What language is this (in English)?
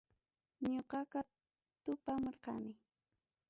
Ayacucho Quechua